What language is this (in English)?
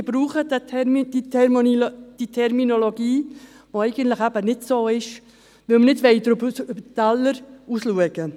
Swiss German